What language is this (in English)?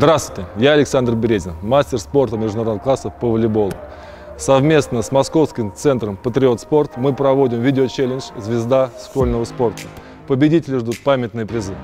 Russian